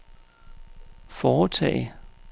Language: Danish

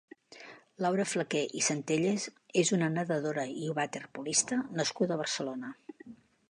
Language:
Catalan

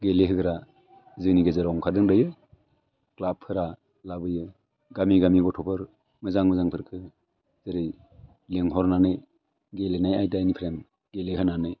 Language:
Bodo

